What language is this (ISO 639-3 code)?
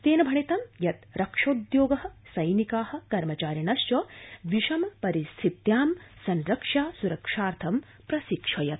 san